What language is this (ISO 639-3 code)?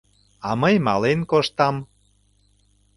chm